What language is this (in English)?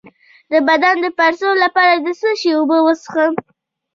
Pashto